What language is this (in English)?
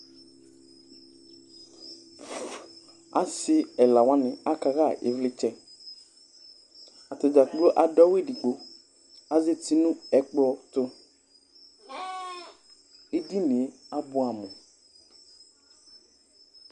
Ikposo